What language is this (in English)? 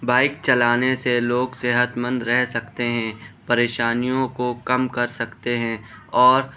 Urdu